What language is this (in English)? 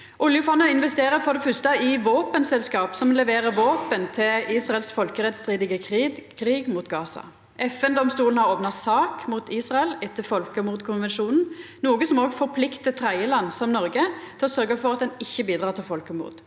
Norwegian